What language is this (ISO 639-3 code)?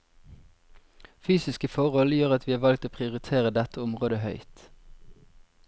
nor